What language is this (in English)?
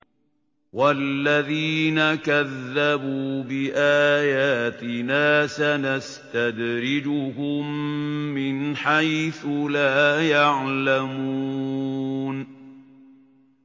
Arabic